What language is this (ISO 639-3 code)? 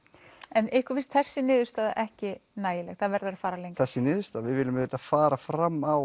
isl